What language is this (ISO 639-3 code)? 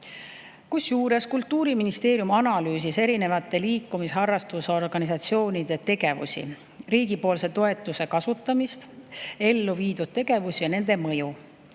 est